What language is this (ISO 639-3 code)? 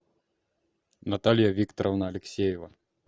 rus